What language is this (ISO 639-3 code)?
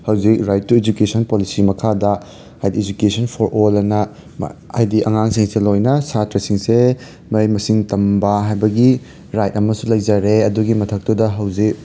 mni